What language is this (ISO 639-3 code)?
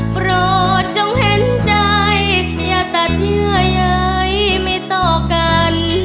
tha